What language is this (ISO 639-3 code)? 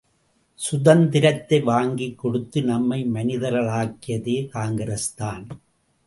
tam